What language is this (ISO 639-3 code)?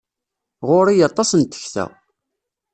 kab